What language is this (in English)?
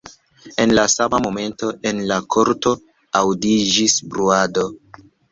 Esperanto